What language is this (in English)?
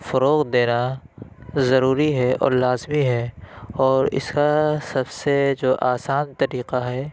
Urdu